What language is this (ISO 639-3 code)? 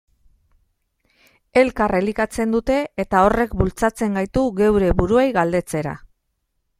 eus